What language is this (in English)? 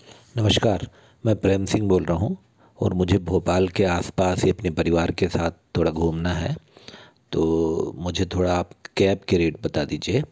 Hindi